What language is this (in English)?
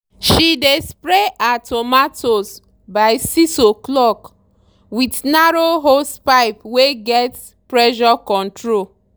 Nigerian Pidgin